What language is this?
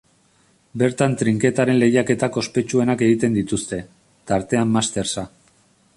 Basque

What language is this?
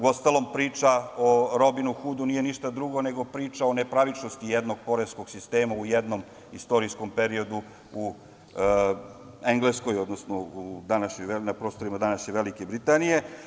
Serbian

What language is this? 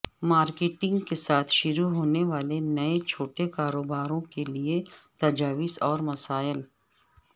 Urdu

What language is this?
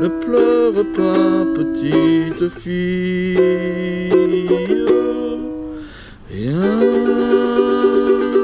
French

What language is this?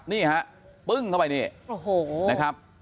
Thai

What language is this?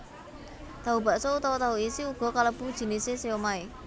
Javanese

